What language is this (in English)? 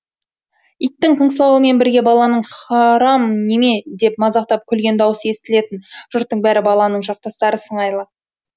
Kazakh